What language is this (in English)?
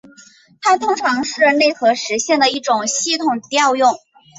Chinese